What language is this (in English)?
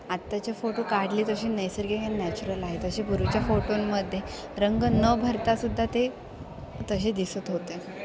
Marathi